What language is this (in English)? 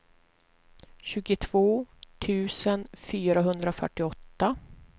Swedish